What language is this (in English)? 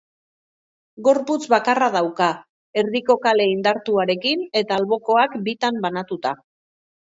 Basque